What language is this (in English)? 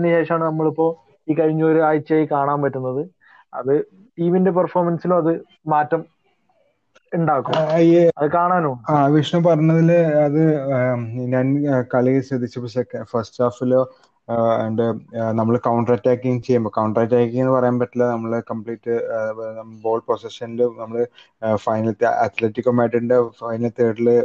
Malayalam